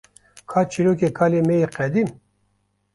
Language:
Kurdish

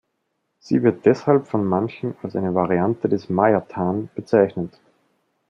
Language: German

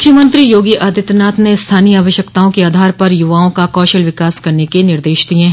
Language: Hindi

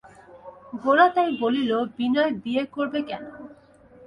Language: Bangla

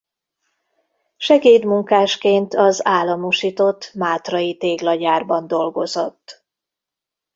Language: Hungarian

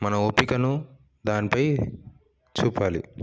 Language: Telugu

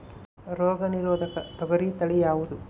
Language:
Kannada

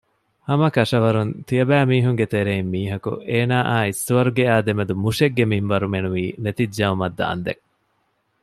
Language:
Divehi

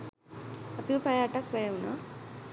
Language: Sinhala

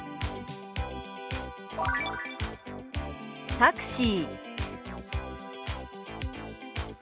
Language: Japanese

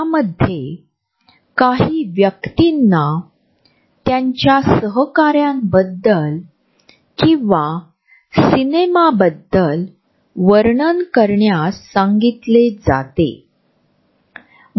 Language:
Marathi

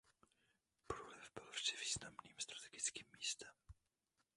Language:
Czech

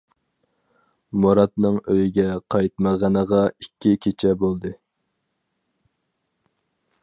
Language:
Uyghur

